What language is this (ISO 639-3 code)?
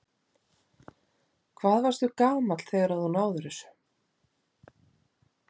isl